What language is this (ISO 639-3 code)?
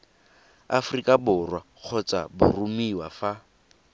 tsn